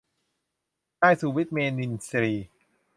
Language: Thai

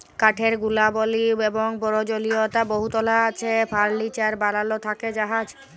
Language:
Bangla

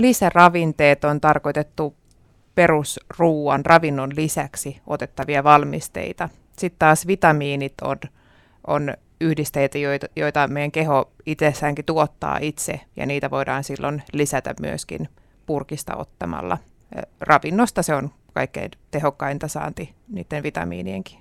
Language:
Finnish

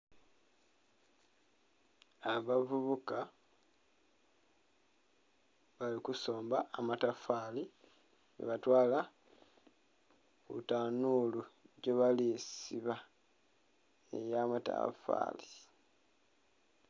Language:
Soga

